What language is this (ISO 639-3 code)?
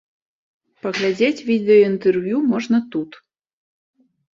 bel